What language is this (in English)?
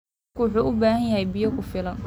Somali